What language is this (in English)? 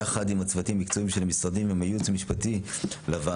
Hebrew